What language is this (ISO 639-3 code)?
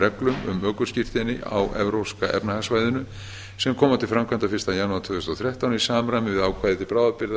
isl